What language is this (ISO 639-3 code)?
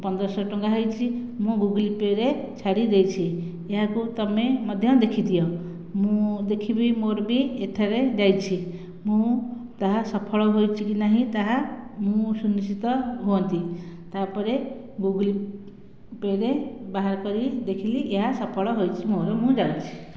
ori